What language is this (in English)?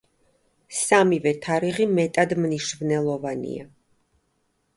Georgian